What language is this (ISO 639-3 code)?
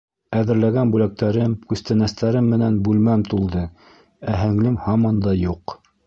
bak